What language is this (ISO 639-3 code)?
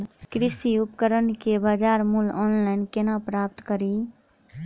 mai